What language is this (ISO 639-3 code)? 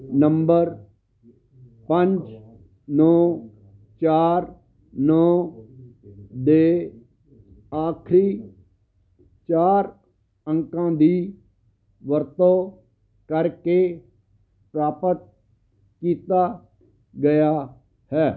pan